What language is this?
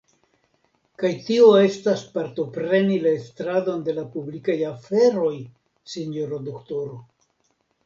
Esperanto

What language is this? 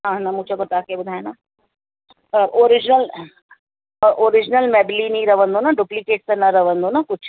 Sindhi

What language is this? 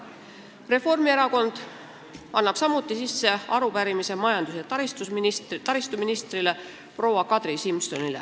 Estonian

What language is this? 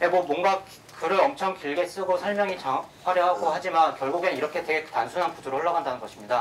Korean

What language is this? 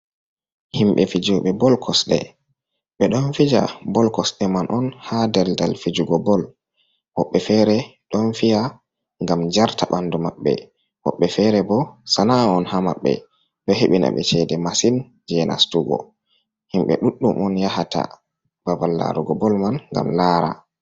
Fula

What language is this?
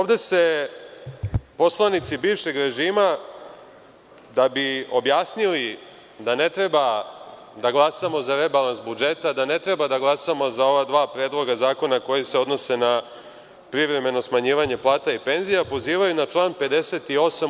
Serbian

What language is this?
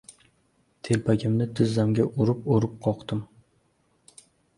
Uzbek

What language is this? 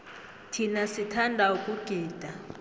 South Ndebele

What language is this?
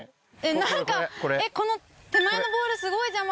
Japanese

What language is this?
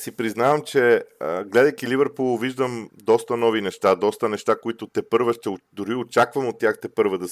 Bulgarian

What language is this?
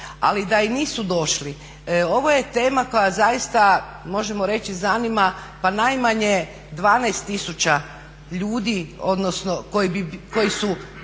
Croatian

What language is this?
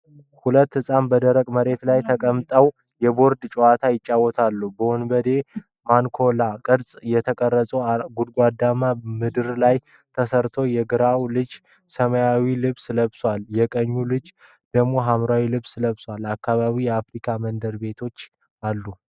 Amharic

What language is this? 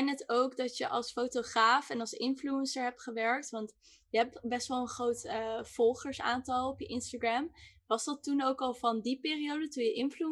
Dutch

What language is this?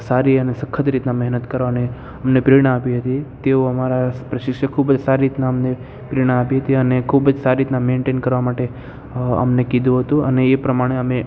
Gujarati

